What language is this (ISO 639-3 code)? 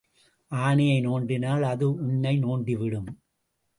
tam